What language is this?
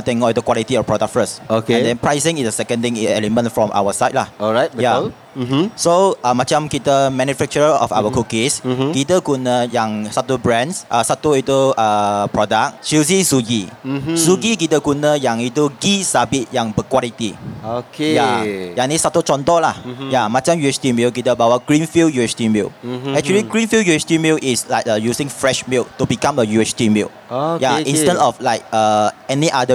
Malay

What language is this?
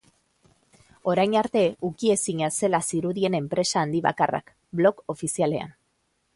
Basque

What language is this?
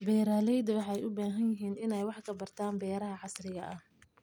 Somali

